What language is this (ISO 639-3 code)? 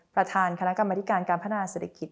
tha